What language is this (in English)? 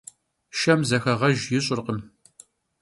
Kabardian